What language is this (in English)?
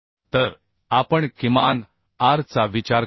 Marathi